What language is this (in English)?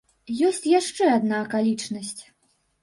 Belarusian